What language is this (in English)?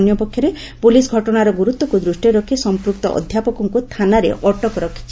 Odia